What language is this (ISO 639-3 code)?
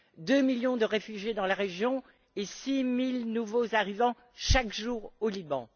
fra